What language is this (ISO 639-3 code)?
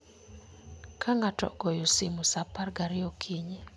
luo